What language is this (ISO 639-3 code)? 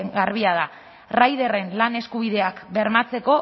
eus